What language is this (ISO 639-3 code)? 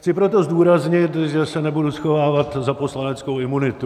ces